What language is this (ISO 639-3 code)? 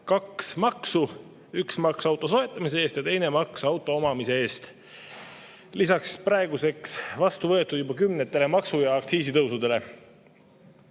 est